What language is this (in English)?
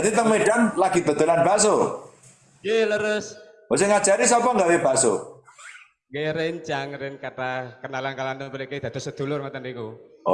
Indonesian